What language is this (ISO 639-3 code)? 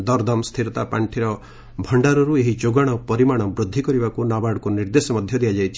ori